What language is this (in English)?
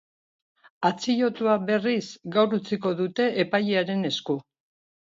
Basque